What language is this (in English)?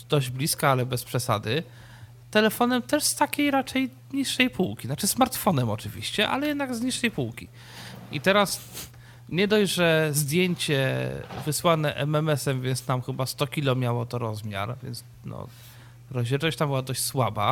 Polish